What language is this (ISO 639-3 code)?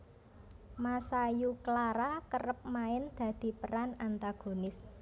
jav